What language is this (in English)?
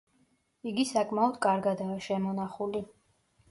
Georgian